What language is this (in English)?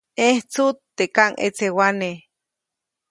Copainalá Zoque